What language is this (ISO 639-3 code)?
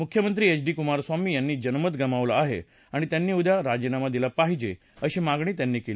mar